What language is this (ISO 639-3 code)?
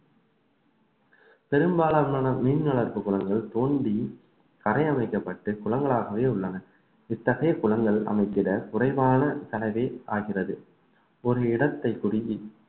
tam